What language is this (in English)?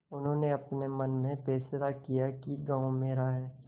Hindi